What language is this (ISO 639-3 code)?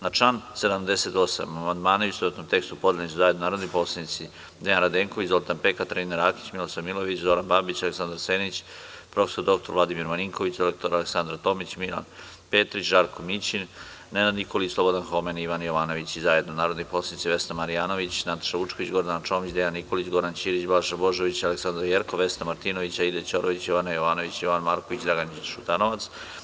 srp